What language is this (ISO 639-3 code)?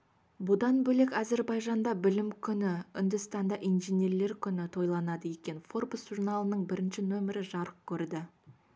kaz